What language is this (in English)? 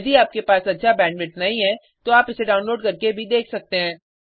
Hindi